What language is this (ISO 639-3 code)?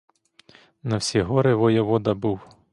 ukr